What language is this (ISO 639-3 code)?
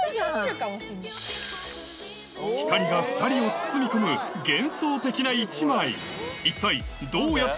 jpn